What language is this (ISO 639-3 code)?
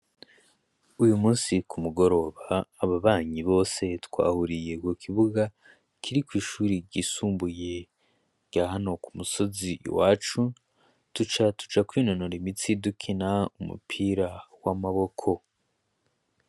run